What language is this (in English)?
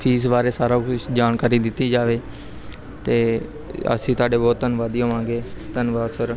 Punjabi